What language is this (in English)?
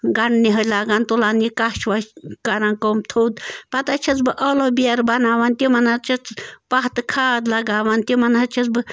Kashmiri